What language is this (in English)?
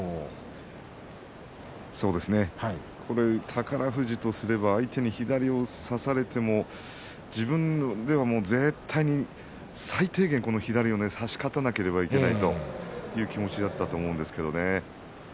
Japanese